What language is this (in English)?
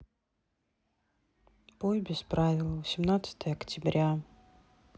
Russian